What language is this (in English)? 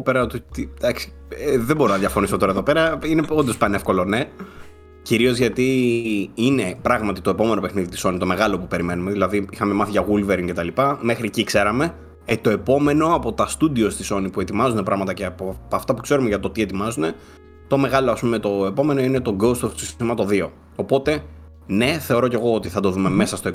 Greek